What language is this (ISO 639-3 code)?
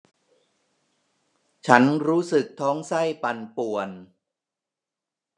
tha